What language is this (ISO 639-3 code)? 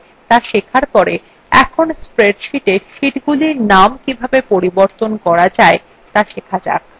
ben